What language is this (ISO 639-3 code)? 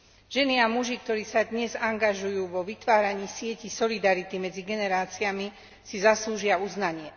slk